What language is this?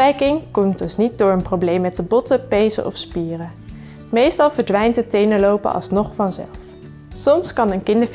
Dutch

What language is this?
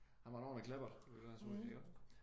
Danish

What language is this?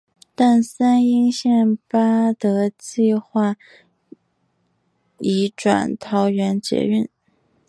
Chinese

